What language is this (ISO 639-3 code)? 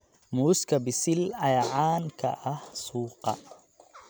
som